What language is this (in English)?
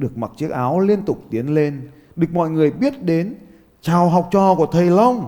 Vietnamese